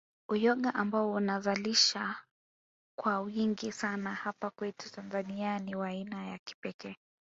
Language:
Swahili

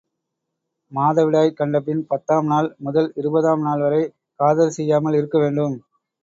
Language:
Tamil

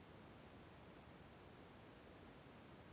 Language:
Kannada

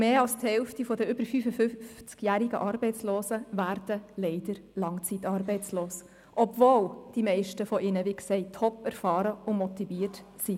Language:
Swiss German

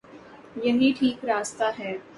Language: Urdu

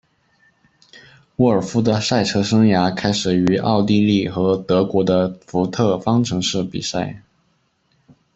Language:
Chinese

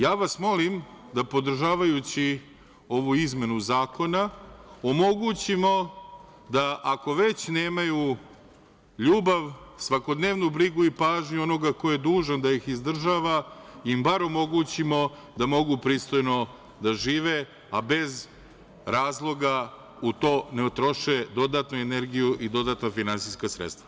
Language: Serbian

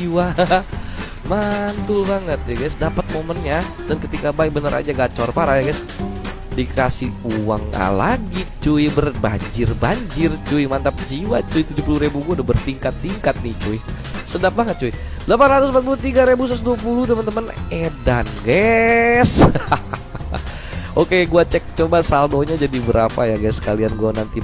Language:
Indonesian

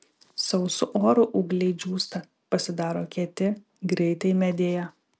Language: Lithuanian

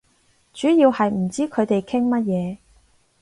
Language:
Cantonese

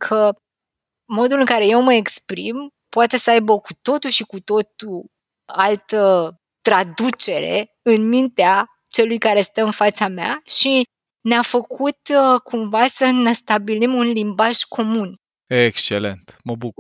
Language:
Romanian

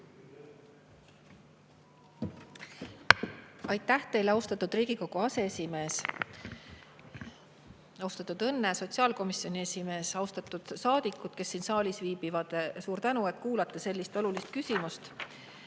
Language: Estonian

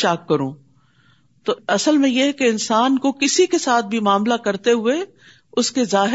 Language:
Urdu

